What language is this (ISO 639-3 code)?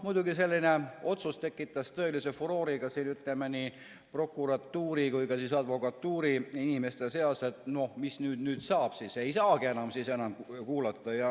est